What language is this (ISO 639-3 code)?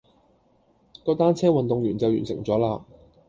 yue